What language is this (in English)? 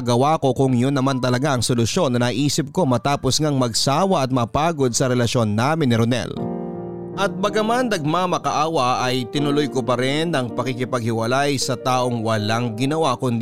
Filipino